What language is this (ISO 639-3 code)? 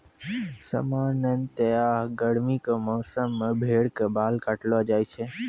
mai